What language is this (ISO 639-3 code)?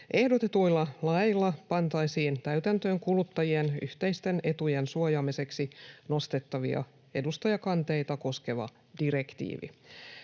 fin